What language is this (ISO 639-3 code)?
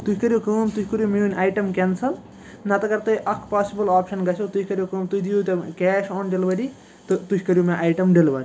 kas